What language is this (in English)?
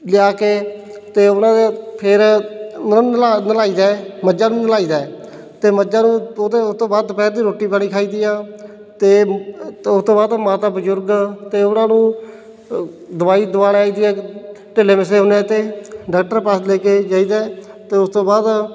Punjabi